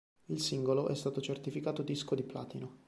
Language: Italian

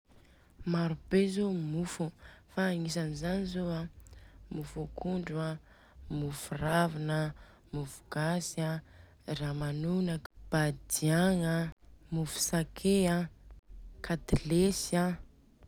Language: Southern Betsimisaraka Malagasy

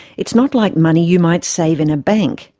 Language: English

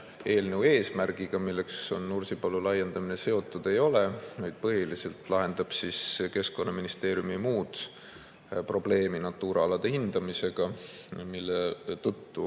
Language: Estonian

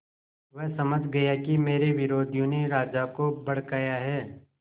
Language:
Hindi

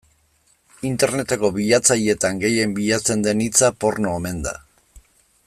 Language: Basque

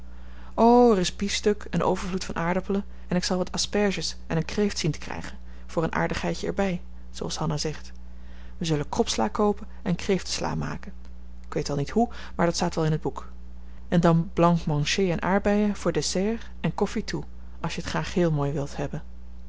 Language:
Dutch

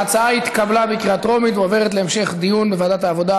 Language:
Hebrew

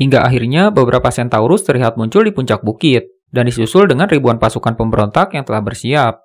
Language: Indonesian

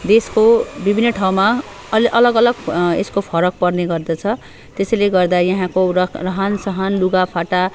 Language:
Nepali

